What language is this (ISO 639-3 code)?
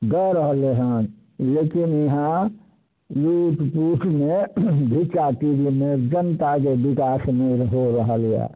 mai